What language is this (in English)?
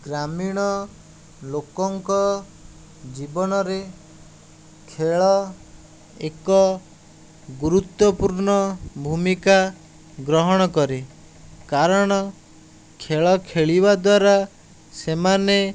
Odia